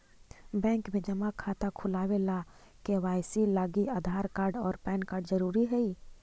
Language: Magahi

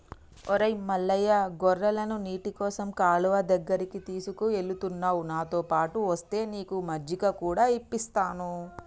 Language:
Telugu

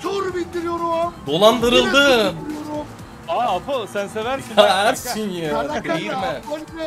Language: Turkish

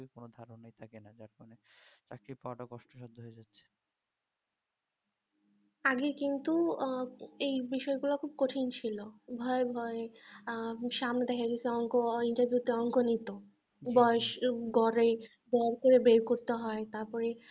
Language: Bangla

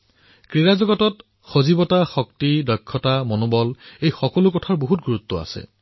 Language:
Assamese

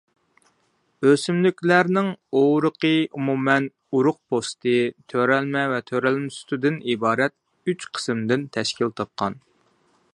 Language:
Uyghur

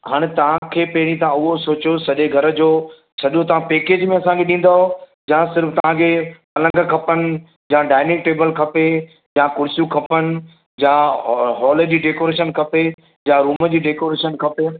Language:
Sindhi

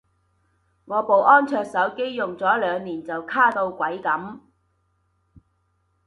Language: Cantonese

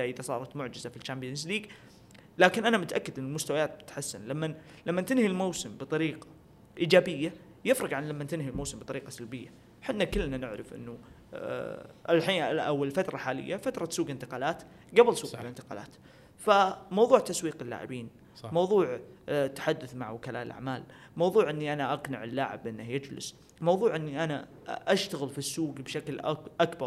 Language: Arabic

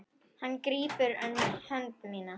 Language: Icelandic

